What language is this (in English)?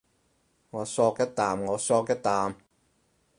Cantonese